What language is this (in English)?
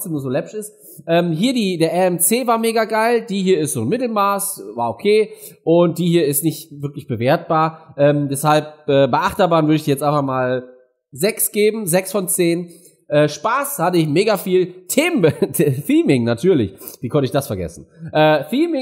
German